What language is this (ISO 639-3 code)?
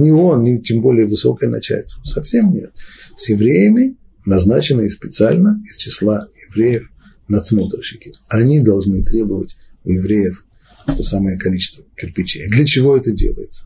rus